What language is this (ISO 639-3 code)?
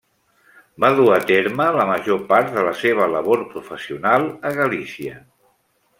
cat